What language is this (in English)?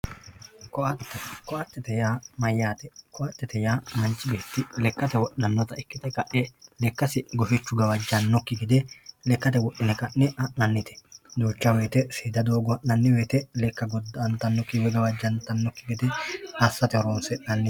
Sidamo